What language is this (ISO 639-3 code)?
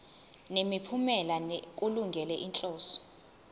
zul